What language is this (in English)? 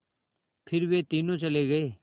Hindi